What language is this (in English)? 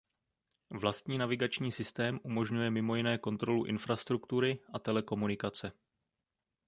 Czech